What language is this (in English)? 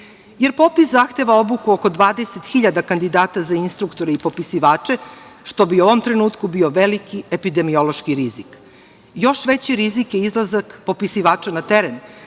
Serbian